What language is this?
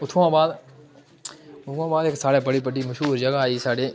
Dogri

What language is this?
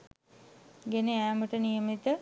Sinhala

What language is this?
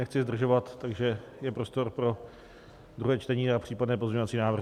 Czech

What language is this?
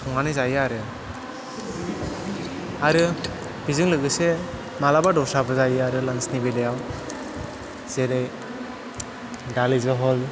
Bodo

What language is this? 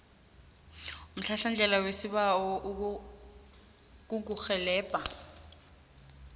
South Ndebele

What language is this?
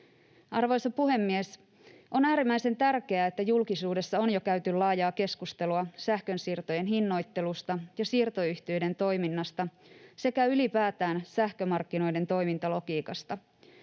Finnish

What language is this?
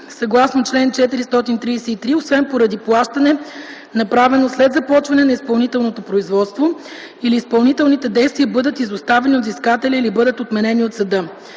Bulgarian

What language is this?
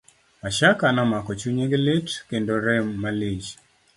Luo (Kenya and Tanzania)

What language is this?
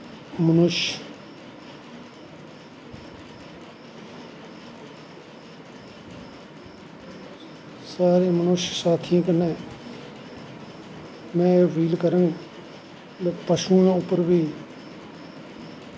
Dogri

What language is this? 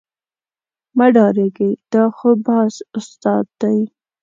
Pashto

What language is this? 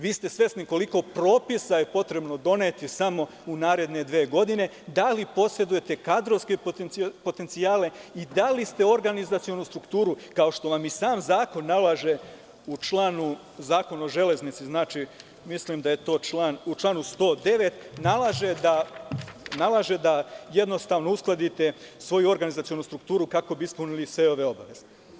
Serbian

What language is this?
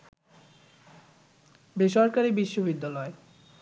Bangla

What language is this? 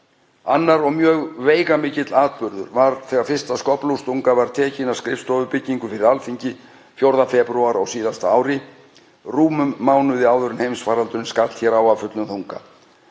Icelandic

